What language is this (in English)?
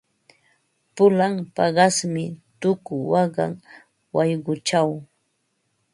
Ambo-Pasco Quechua